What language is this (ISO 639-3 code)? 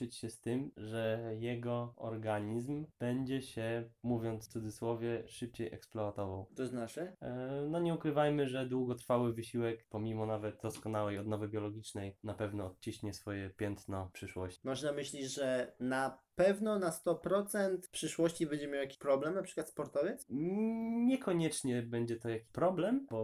pol